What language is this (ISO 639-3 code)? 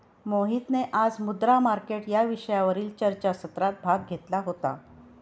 mar